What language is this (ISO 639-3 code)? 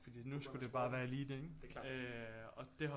dan